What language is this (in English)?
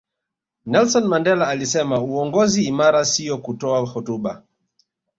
Swahili